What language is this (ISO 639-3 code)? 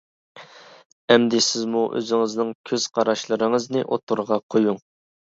uig